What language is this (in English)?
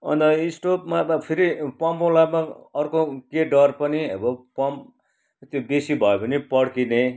Nepali